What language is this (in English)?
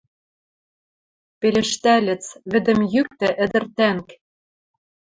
Western Mari